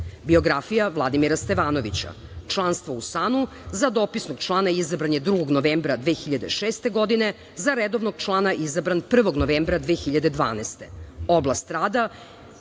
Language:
Serbian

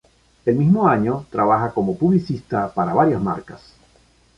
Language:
Spanish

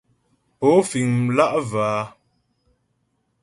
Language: Ghomala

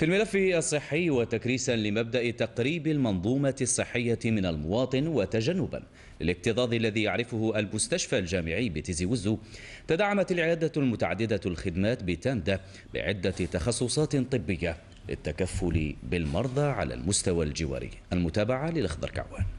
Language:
Arabic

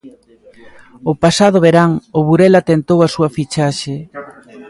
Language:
Galician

